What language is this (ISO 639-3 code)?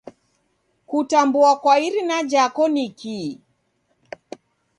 dav